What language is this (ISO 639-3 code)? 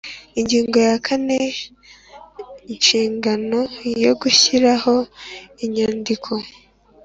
kin